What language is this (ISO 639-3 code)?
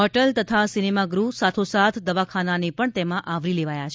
guj